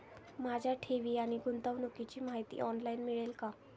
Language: Marathi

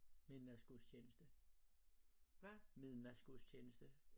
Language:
Danish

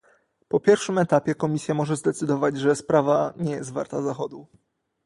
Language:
Polish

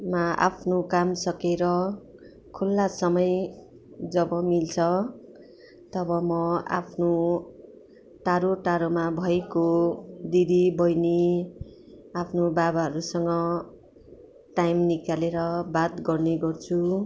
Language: Nepali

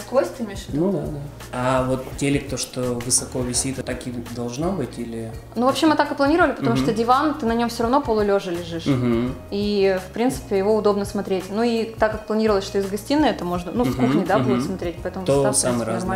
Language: Russian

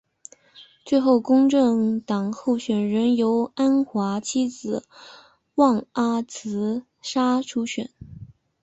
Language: Chinese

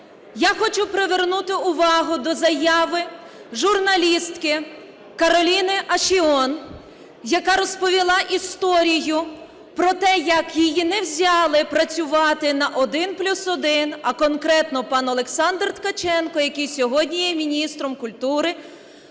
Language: Ukrainian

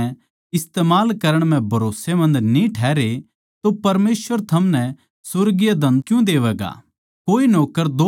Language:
Haryanvi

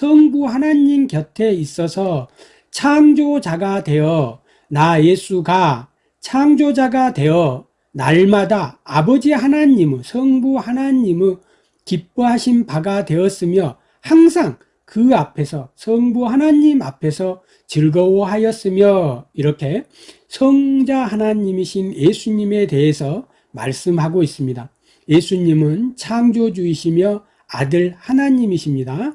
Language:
Korean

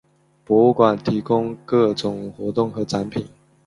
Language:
Chinese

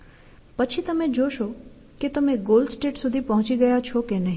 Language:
Gujarati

